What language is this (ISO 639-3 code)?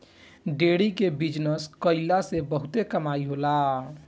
bho